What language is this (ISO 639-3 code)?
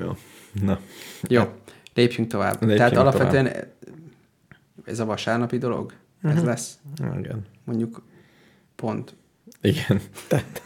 hun